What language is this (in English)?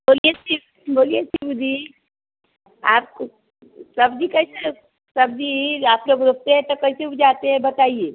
Hindi